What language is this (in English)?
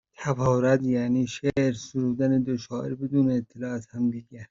Persian